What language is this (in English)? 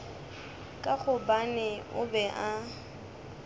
Northern Sotho